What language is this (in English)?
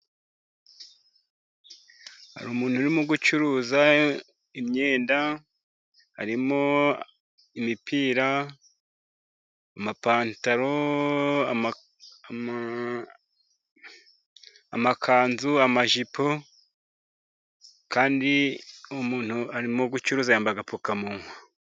Kinyarwanda